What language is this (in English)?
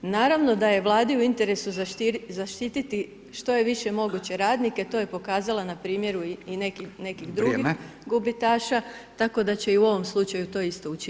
Croatian